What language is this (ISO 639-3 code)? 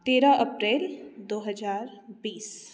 mai